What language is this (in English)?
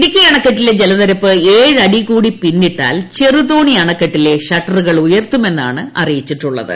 Malayalam